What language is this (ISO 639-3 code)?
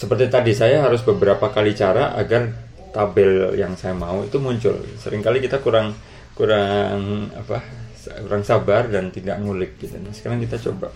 ind